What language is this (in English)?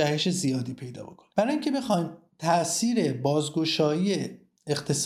Persian